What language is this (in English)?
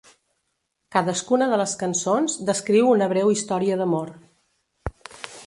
Catalan